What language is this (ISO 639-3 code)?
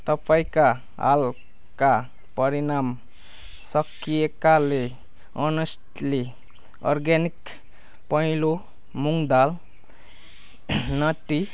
nep